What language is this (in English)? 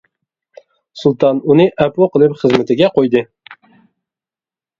Uyghur